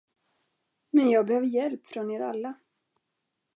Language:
Swedish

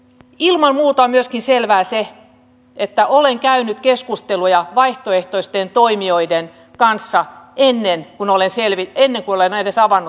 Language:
Finnish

